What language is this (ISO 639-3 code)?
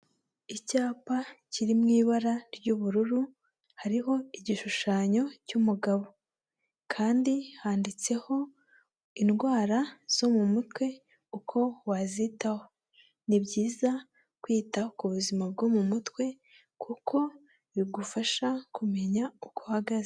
kin